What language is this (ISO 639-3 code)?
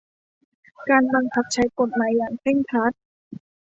tha